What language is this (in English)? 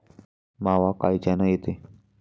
Marathi